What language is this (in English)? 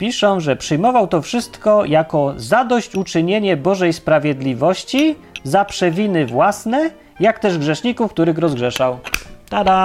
Polish